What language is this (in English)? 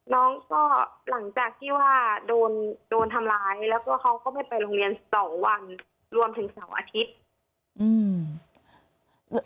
Thai